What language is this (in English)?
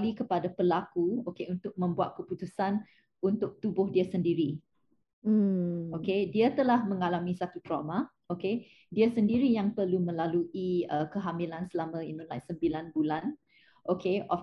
Malay